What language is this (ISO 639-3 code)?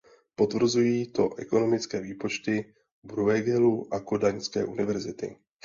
ces